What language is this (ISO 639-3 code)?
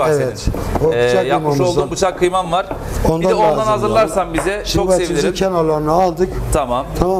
tur